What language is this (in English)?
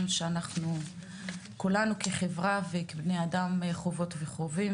Hebrew